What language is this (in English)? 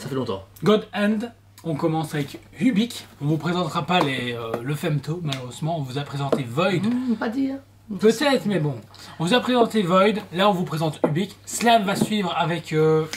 French